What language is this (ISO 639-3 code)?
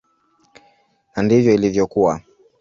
swa